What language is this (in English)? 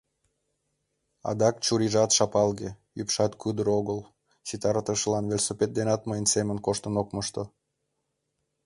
Mari